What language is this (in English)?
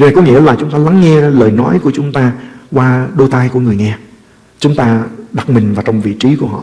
Vietnamese